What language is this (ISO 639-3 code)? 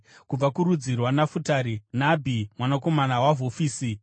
sna